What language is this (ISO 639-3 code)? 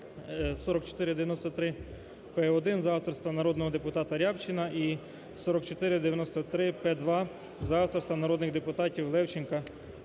ukr